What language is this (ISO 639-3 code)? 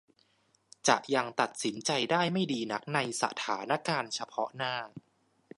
tha